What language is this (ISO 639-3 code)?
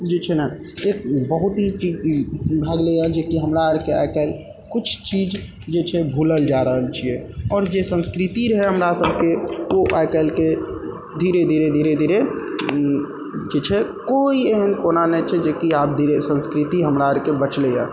mai